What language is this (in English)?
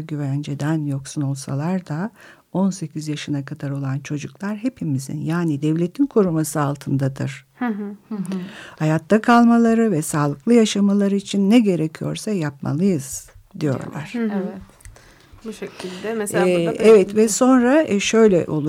Turkish